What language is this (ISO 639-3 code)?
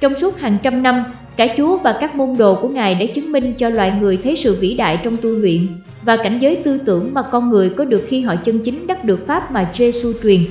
vie